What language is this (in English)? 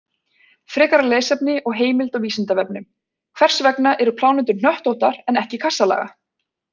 Icelandic